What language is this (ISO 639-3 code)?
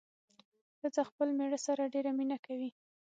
pus